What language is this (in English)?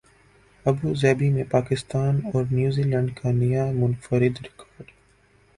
Urdu